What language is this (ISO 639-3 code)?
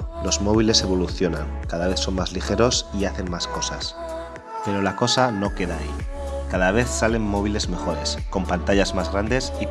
spa